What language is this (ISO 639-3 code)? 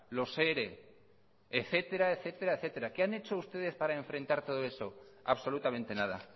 spa